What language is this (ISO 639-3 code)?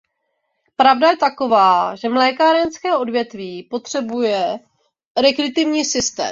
ces